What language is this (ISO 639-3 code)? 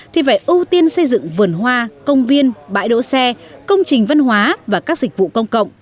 vie